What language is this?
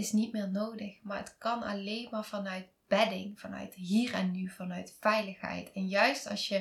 Dutch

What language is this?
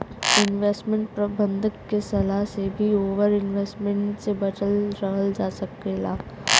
Bhojpuri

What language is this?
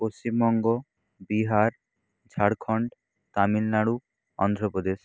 Bangla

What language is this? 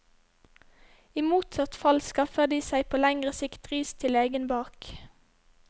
Norwegian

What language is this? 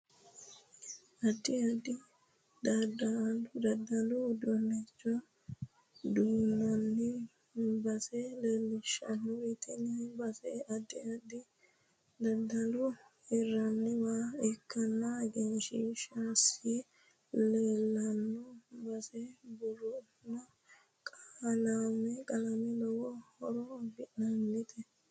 Sidamo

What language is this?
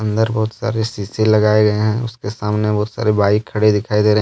Hindi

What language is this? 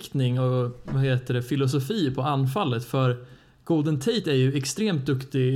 Swedish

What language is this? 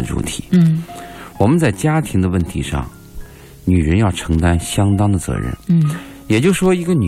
Chinese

